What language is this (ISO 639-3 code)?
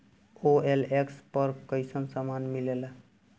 bho